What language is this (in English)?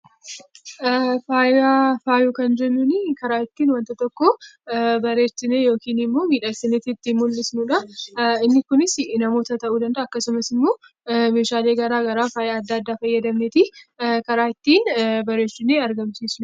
Oromo